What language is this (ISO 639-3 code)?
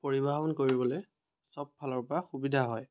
asm